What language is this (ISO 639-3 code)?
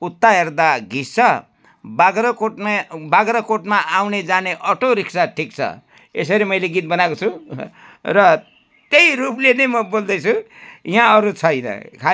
nep